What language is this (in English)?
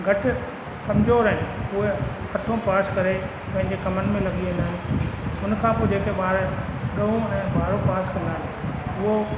Sindhi